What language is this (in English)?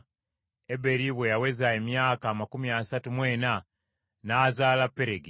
Ganda